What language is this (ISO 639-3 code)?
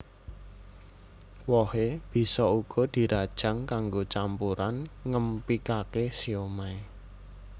jav